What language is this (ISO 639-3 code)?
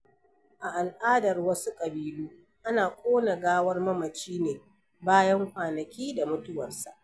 hau